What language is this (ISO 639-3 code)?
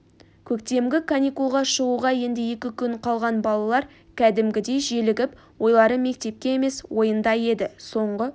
kaz